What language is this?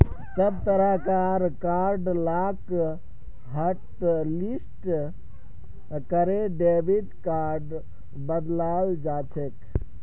Magahi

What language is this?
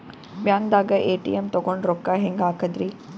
Kannada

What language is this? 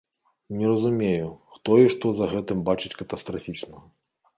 Belarusian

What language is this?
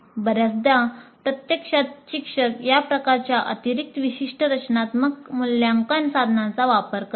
Marathi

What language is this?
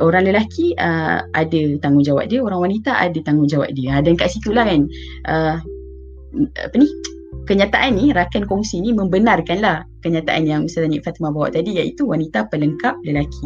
Malay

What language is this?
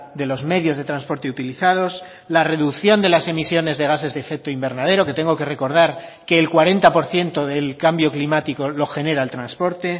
Spanish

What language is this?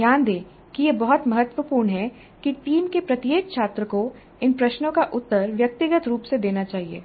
Hindi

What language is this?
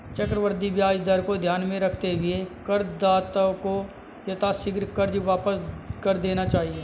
Hindi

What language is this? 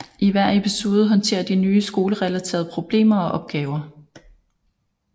Danish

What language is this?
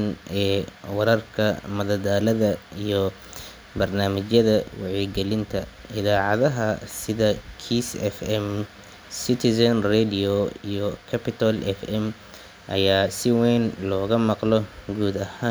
Somali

